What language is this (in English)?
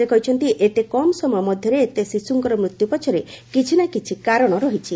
Odia